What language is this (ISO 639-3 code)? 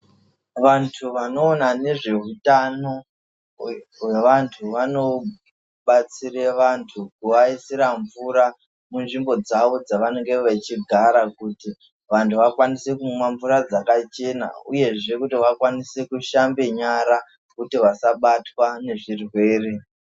ndc